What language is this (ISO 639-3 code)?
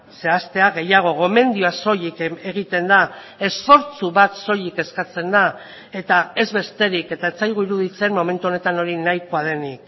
eus